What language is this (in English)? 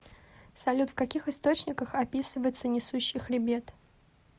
Russian